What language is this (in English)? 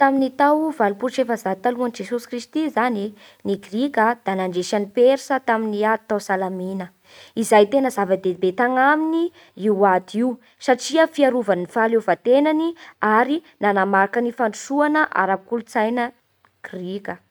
Bara Malagasy